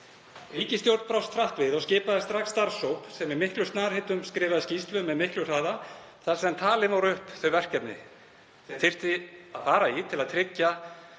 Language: Icelandic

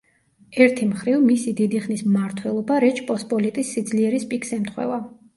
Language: Georgian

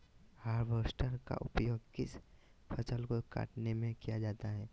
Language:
Magahi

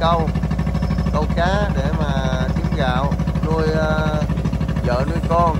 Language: Vietnamese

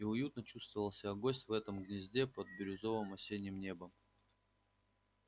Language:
Russian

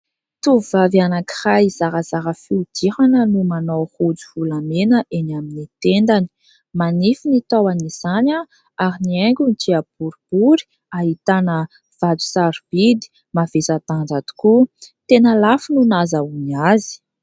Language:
Malagasy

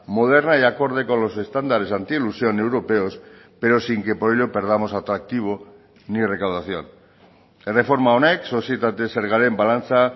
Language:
Spanish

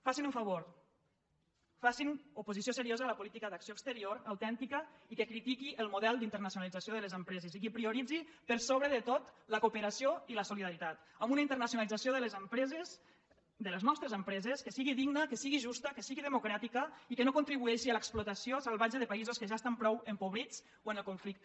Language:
Catalan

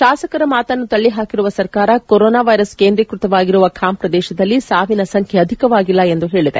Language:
Kannada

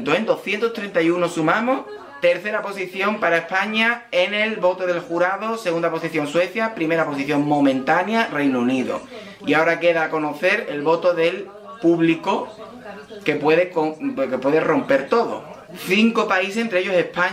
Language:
Spanish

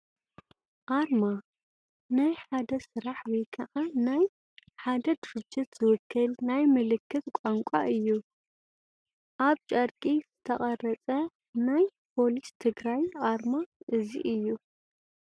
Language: Tigrinya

